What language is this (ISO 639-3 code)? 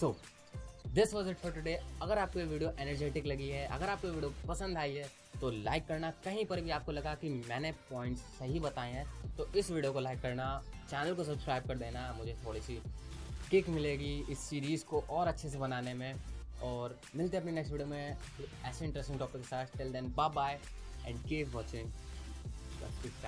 hin